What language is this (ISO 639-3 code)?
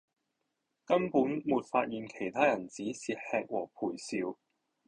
yue